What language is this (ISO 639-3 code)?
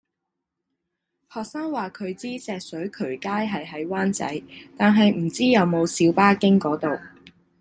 yue